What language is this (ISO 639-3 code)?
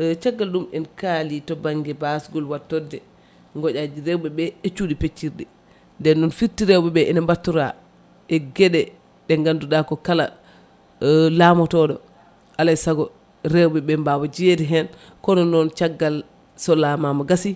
ful